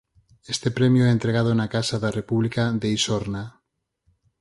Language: Galician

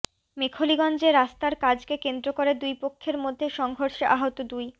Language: Bangla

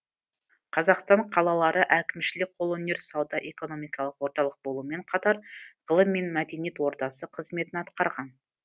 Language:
Kazakh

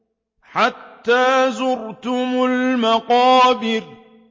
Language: Arabic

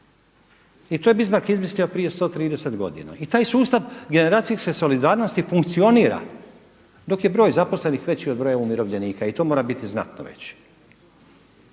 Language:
Croatian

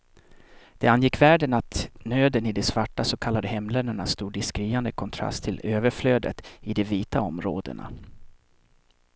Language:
Swedish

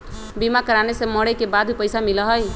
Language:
Magahi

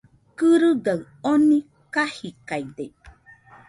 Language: Nüpode Huitoto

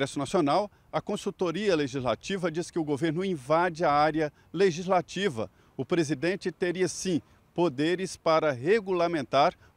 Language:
Portuguese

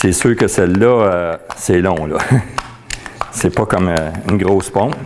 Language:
French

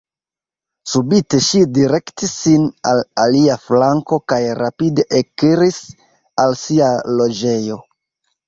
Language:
Esperanto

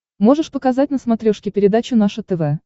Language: Russian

